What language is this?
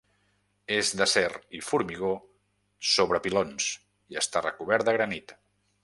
Catalan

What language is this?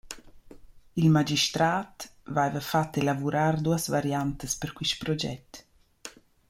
Romansh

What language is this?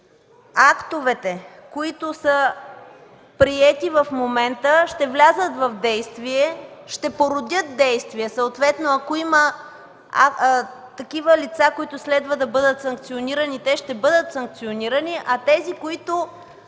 Bulgarian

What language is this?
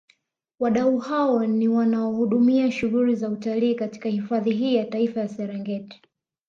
Swahili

